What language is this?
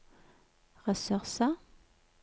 Norwegian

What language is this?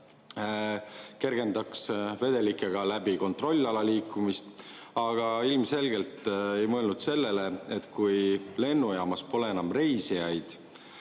Estonian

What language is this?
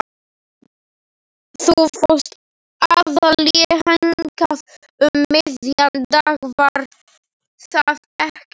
Icelandic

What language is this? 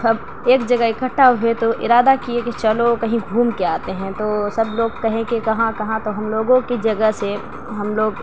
Urdu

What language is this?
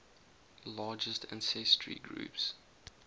English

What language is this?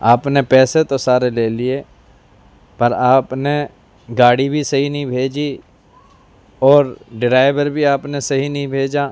Urdu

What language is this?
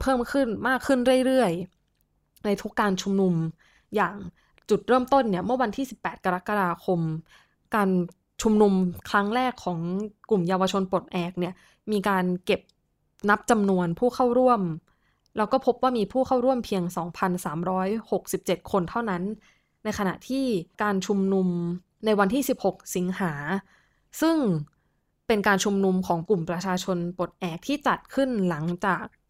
Thai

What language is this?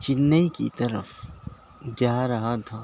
Urdu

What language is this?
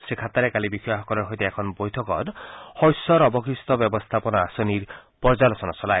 Assamese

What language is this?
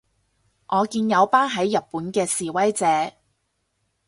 Cantonese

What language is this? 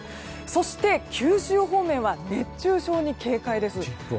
Japanese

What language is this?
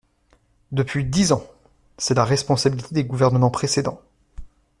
French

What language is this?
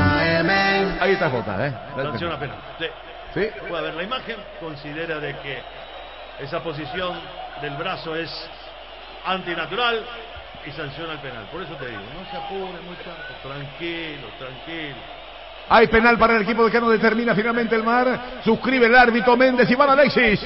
Spanish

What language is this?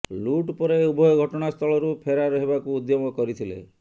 Odia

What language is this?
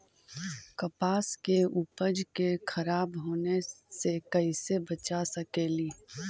Magahi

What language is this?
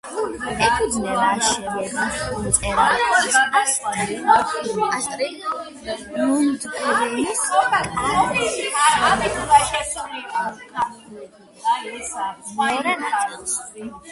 Georgian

